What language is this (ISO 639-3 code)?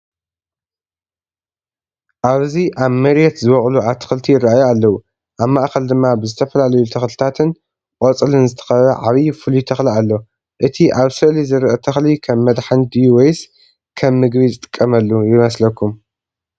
tir